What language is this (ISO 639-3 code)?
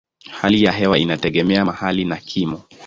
swa